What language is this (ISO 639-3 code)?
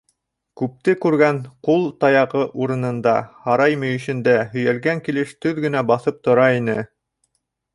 bak